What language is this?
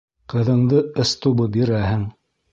Bashkir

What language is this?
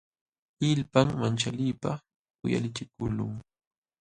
Jauja Wanca Quechua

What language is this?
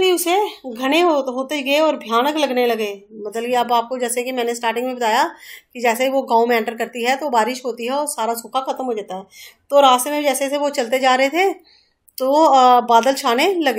Hindi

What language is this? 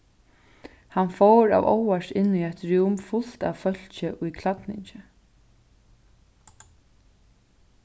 Faroese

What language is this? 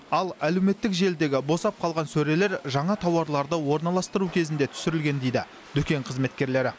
Kazakh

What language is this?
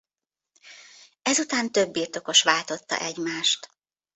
Hungarian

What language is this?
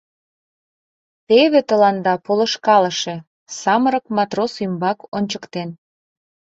Mari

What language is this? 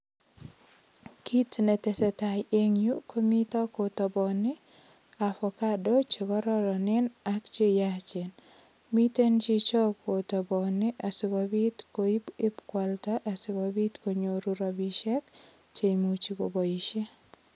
Kalenjin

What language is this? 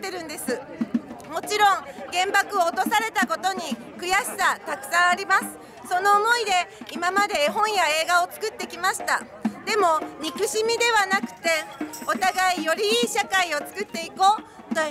Japanese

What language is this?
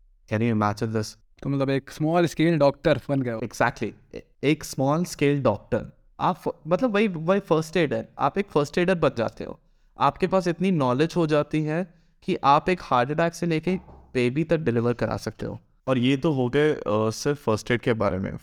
Hindi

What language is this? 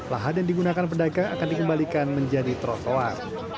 Indonesian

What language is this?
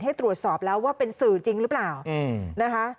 Thai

